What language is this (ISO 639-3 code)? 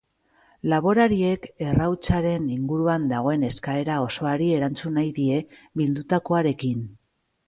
eus